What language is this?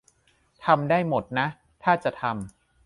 Thai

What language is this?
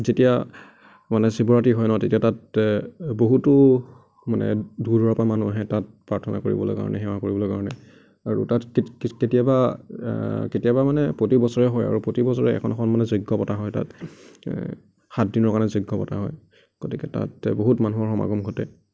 Assamese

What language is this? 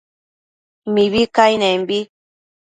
Matsés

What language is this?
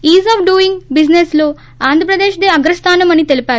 Telugu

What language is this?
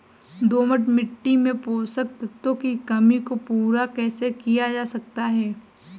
Hindi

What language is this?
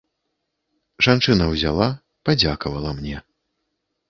Belarusian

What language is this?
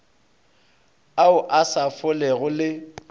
Northern Sotho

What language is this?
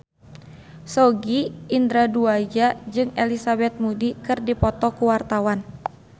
Sundanese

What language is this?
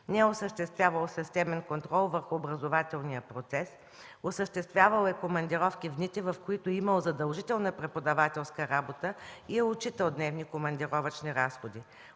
Bulgarian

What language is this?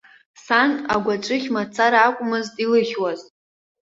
Abkhazian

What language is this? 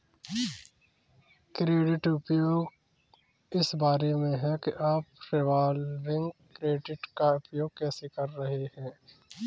Hindi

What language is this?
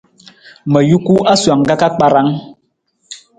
Nawdm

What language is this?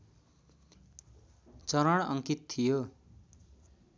Nepali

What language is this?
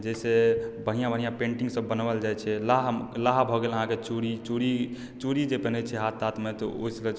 Maithili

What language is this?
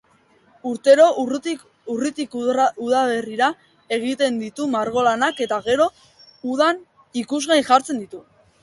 Basque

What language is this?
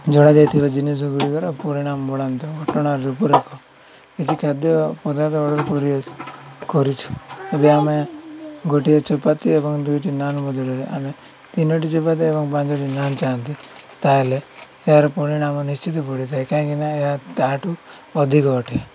Odia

